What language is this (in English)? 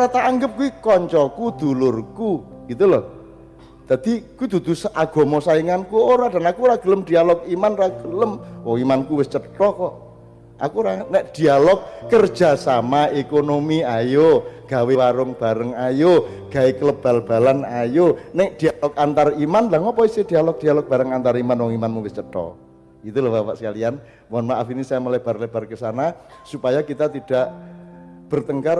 Indonesian